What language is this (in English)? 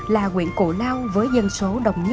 Vietnamese